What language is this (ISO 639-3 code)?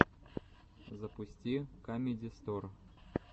rus